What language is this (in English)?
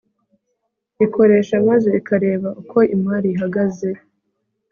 Kinyarwanda